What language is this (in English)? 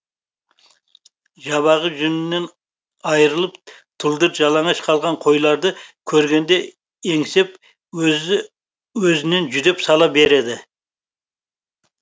Kazakh